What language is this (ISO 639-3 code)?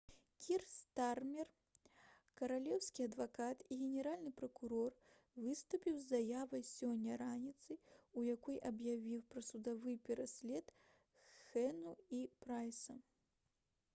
bel